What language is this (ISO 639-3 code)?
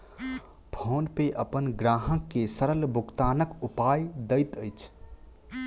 mai